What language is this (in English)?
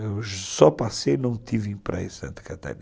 Portuguese